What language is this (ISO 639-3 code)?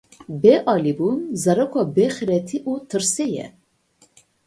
kur